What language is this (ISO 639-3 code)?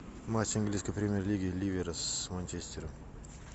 rus